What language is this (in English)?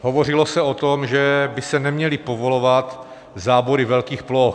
Czech